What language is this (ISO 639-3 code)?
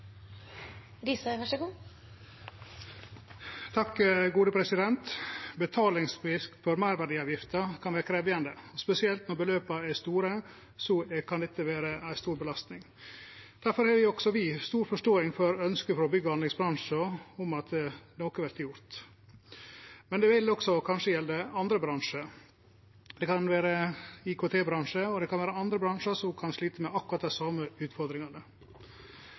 nno